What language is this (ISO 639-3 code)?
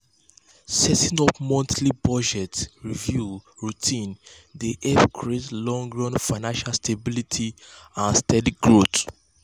pcm